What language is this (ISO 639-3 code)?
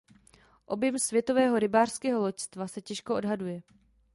ces